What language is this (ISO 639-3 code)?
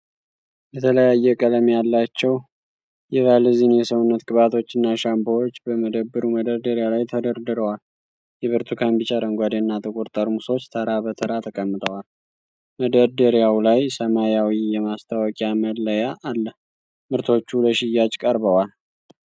amh